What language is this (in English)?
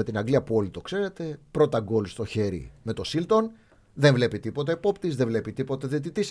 Greek